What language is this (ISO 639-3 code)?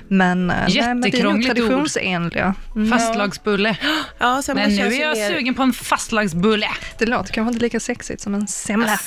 swe